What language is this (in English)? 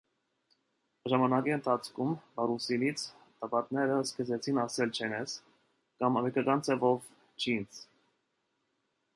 Armenian